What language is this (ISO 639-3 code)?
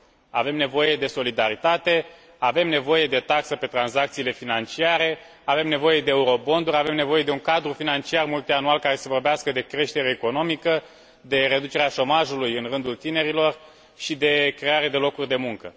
ron